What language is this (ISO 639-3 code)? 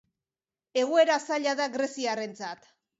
eus